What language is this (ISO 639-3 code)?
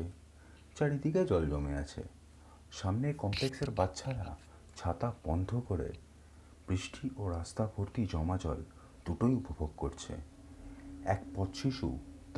ben